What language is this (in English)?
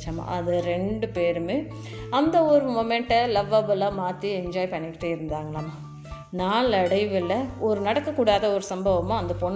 Tamil